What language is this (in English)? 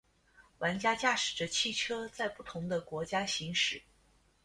Chinese